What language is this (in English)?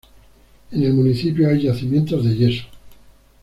Spanish